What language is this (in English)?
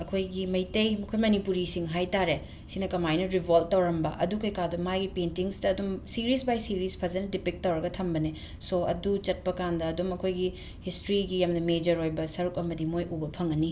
Manipuri